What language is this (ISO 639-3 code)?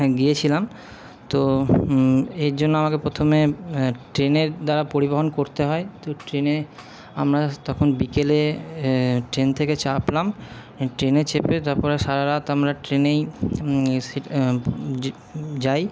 ben